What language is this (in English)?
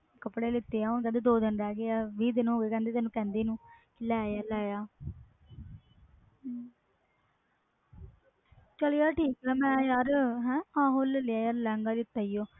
Punjabi